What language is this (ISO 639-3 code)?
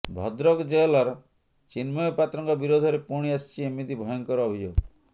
ori